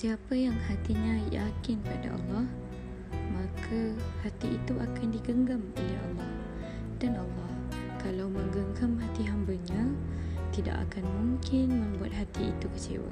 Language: Malay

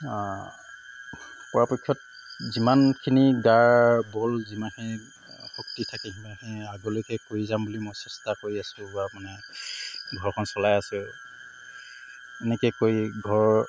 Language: Assamese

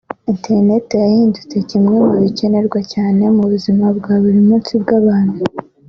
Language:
Kinyarwanda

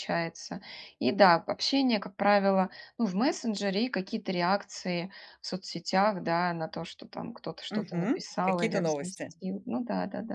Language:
Russian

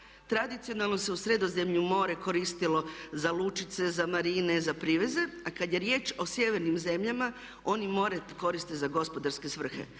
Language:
Croatian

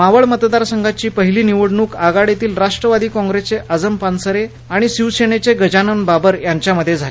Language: Marathi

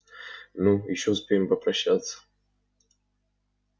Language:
Russian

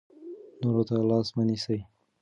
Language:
Pashto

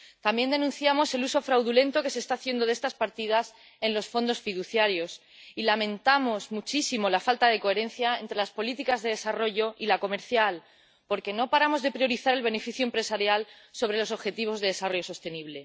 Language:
Spanish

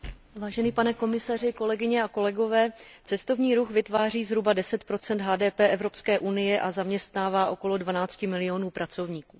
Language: Czech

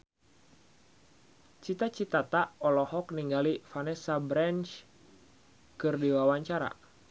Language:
Sundanese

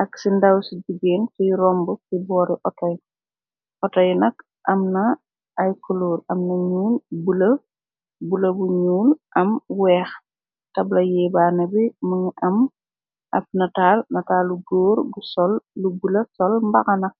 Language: Wolof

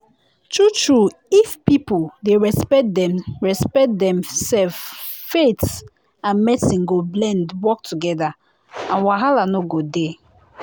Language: Nigerian Pidgin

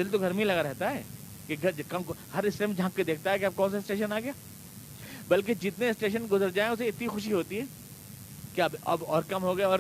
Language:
Urdu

